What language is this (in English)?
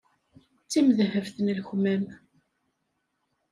Kabyle